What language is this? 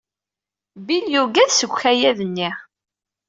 Kabyle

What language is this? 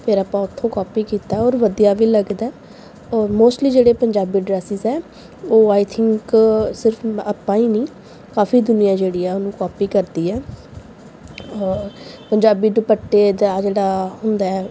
Punjabi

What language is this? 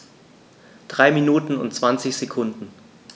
German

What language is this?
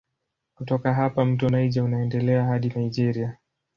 Swahili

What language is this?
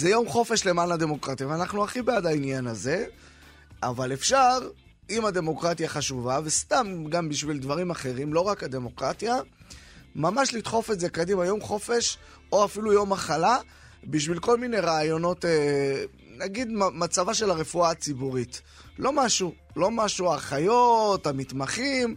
Hebrew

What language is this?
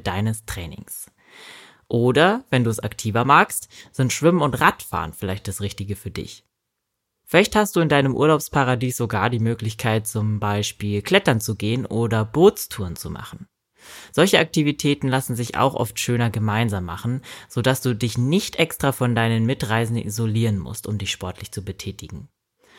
German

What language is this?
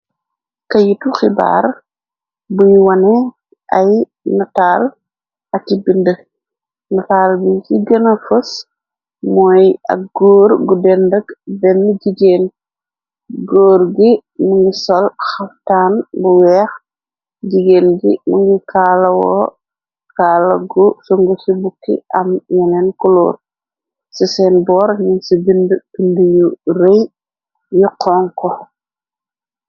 Wolof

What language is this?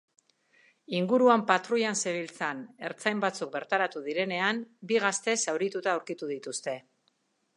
Basque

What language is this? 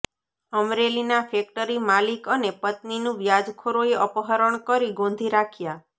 Gujarati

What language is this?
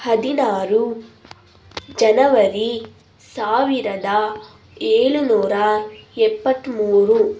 Kannada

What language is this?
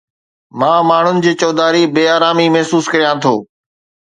Sindhi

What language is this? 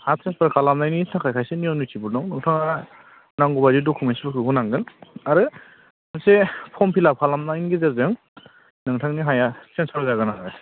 Bodo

